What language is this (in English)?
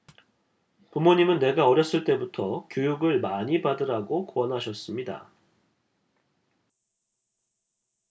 Korean